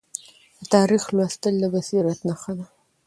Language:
Pashto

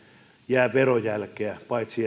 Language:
Finnish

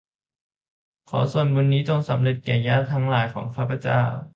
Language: Thai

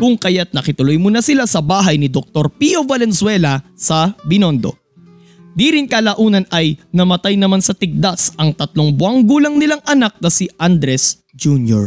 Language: Filipino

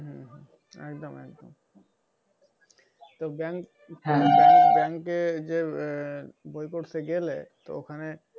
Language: Bangla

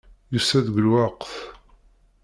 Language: Kabyle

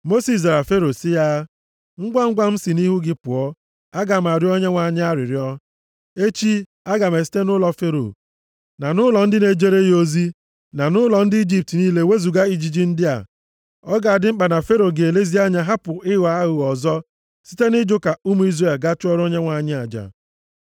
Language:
Igbo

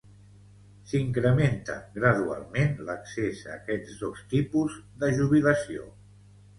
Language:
Catalan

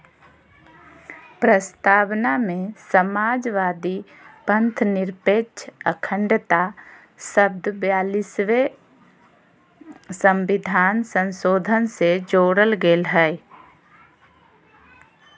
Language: Magahi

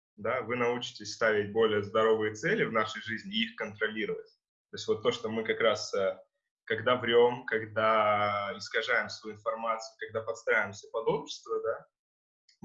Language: Russian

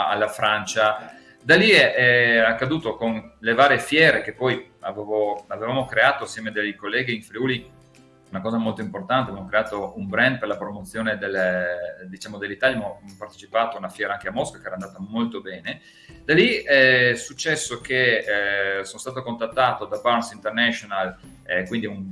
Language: Italian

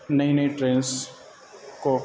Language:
Urdu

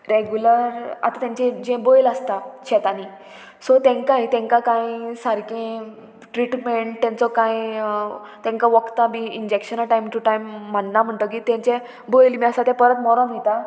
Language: Konkani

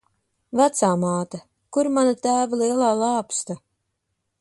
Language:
Latvian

